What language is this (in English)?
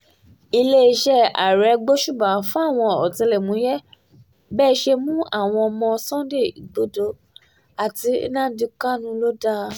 Yoruba